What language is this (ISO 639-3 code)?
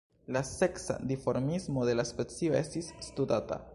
epo